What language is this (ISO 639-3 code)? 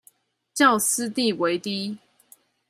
zho